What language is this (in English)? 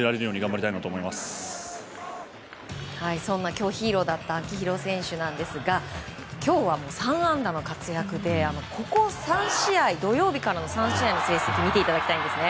Japanese